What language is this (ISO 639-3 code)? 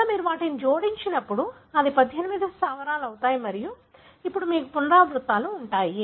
tel